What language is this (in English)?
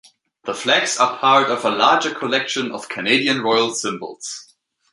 English